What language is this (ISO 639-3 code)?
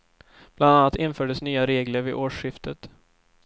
swe